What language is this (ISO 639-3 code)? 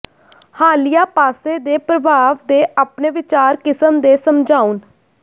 pan